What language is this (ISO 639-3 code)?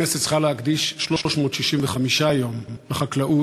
heb